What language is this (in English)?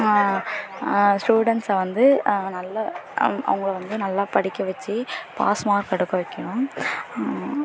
Tamil